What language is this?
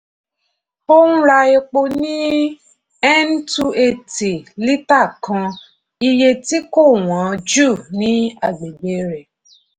Yoruba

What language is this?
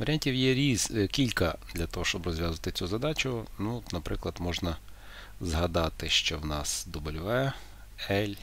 Ukrainian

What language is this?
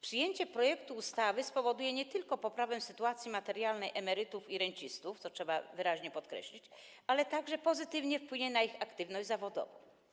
Polish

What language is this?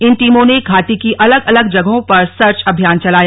Hindi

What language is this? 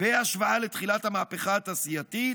Hebrew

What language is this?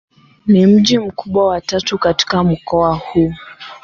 Swahili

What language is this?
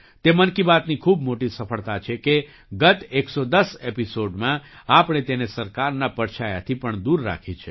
Gujarati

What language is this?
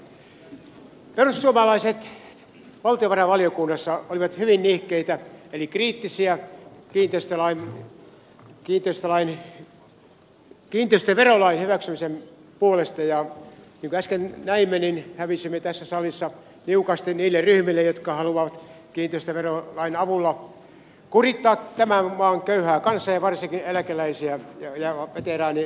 Finnish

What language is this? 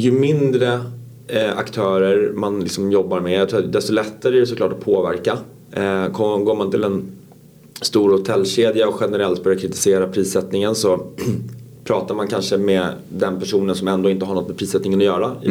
Swedish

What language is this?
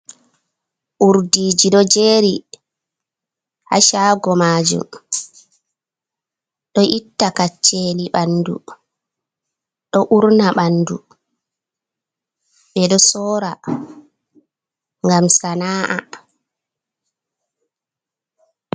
Fula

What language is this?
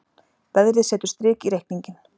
Icelandic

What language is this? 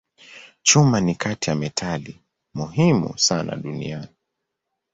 Swahili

